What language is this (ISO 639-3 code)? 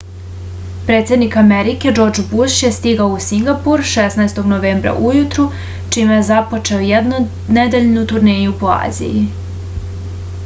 srp